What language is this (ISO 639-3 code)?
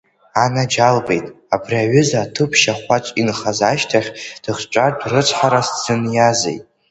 abk